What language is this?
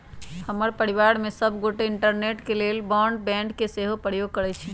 Magahi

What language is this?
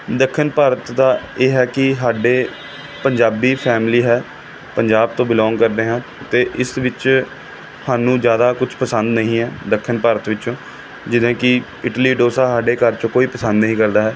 Punjabi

